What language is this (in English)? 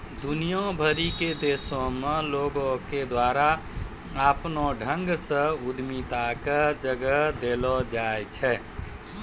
Maithili